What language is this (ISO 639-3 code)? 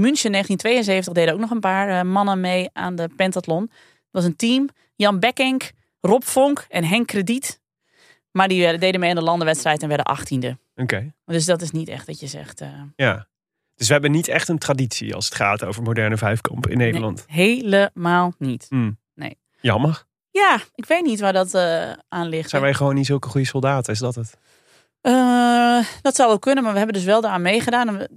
nld